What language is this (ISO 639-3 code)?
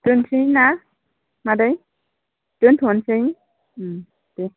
brx